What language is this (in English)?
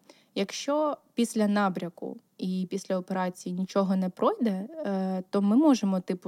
Ukrainian